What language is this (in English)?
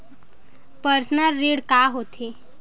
Chhattisgarhi